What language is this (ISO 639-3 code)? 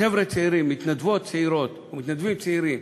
heb